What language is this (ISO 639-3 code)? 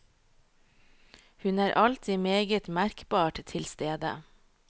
nor